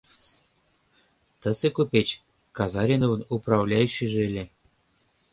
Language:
Mari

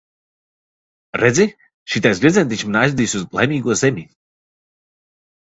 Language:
Latvian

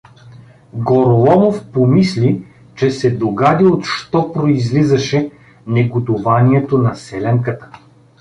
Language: Bulgarian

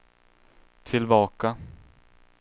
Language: Swedish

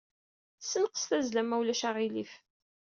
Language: Kabyle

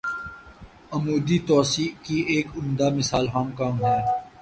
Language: Urdu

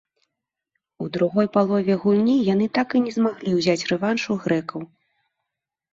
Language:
Belarusian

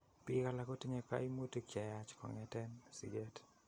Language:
Kalenjin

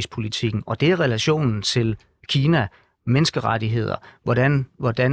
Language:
Danish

